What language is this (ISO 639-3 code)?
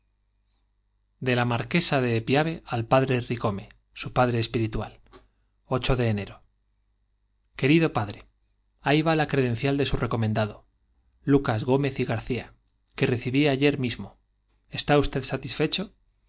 spa